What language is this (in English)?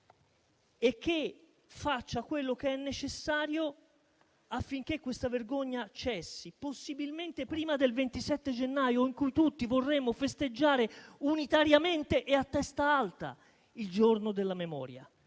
Italian